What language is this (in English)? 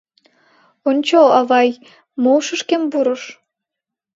Mari